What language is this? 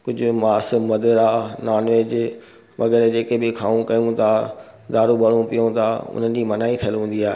Sindhi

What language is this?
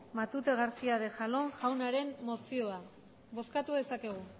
Basque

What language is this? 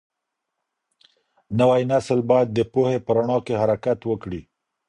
Pashto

